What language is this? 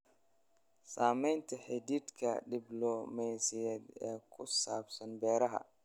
Somali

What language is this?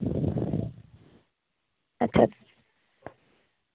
Dogri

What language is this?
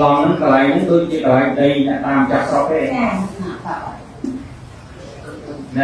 Vietnamese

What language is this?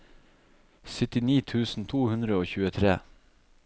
Norwegian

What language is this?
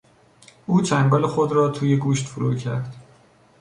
Persian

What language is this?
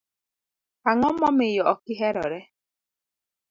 Luo (Kenya and Tanzania)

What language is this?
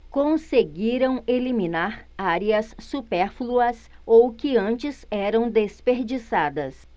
Portuguese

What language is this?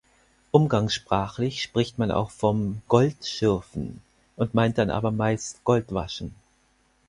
German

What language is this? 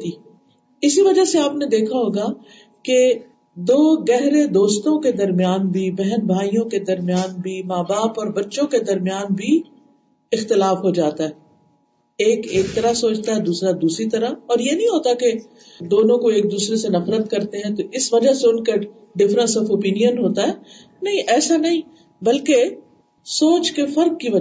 Urdu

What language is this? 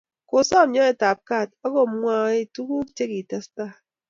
Kalenjin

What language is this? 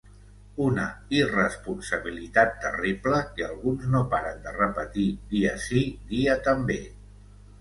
Catalan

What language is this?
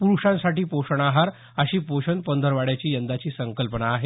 Marathi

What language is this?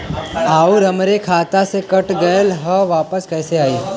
Bhojpuri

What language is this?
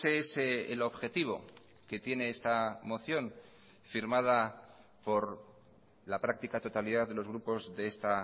Spanish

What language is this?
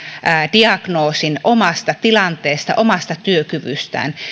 Finnish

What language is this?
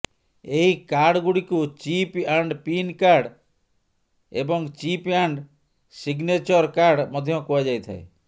Odia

